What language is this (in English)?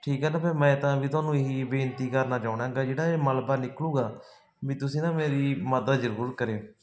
Punjabi